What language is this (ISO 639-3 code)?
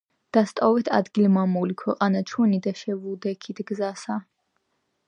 kat